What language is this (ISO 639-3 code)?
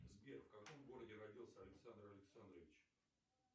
rus